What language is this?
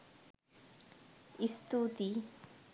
Sinhala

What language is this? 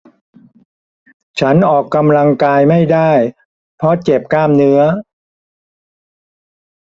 Thai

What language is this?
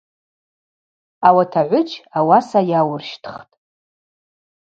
Abaza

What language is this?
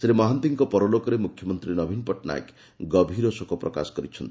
Odia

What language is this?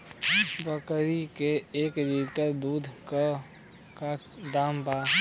Bhojpuri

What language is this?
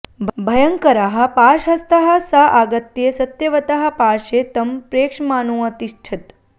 Sanskrit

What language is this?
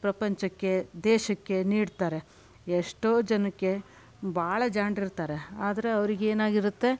Kannada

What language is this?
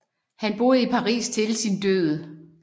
Danish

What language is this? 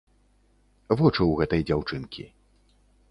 Belarusian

